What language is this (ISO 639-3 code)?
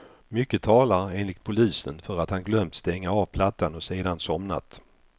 swe